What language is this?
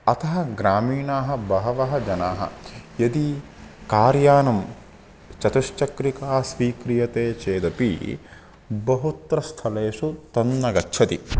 Sanskrit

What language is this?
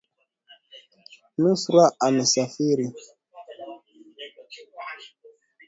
Swahili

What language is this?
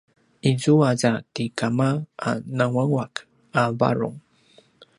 Paiwan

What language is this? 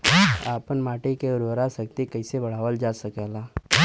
Bhojpuri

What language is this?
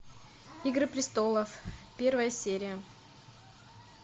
Russian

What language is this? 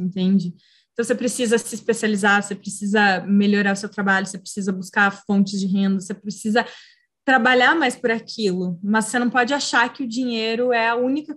Portuguese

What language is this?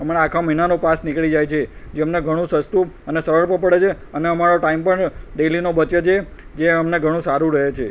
Gujarati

